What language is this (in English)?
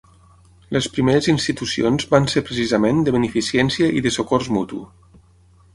Catalan